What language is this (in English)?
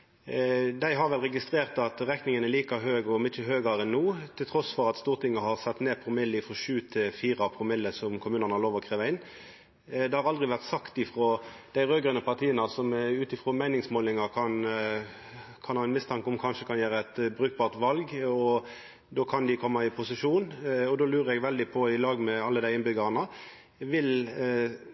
Norwegian Nynorsk